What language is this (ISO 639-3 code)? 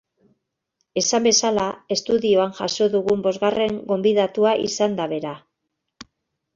eus